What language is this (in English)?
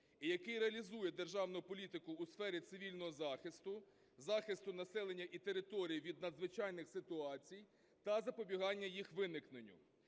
Ukrainian